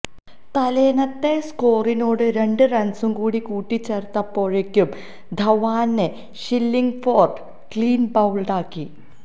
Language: Malayalam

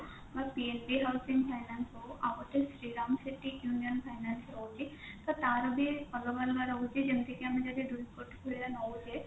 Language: Odia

